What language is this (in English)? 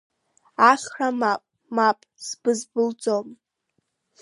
Abkhazian